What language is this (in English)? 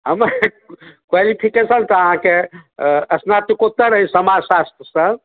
Maithili